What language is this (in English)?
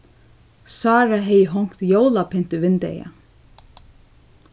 Faroese